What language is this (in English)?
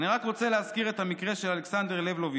Hebrew